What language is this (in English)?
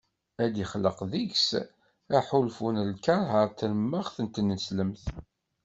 Kabyle